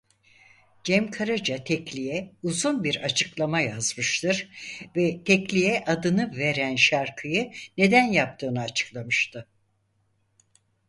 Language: Turkish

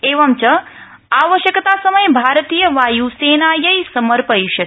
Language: Sanskrit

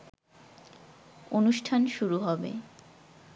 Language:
Bangla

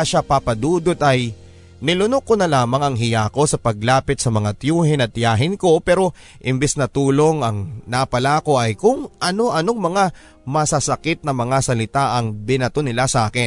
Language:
Filipino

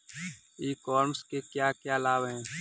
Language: Hindi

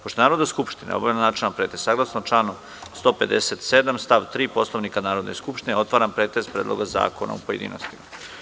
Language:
Serbian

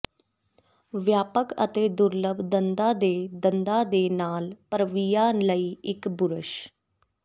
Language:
Punjabi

